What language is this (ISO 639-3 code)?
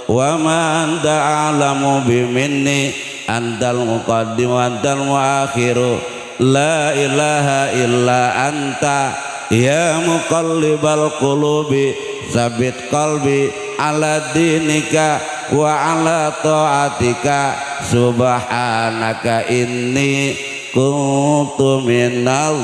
ind